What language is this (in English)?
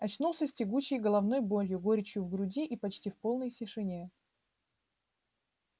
Russian